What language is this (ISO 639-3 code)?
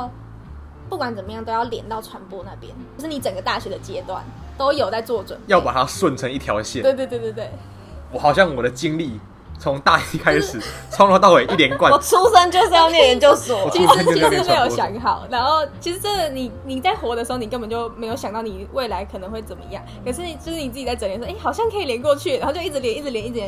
zho